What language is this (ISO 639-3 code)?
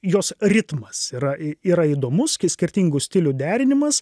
lit